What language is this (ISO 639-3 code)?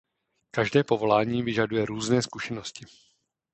ces